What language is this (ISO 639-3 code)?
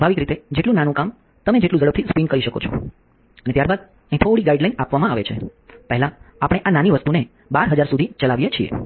guj